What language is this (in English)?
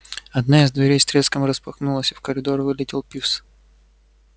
Russian